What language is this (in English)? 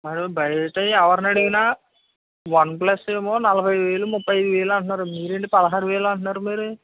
Telugu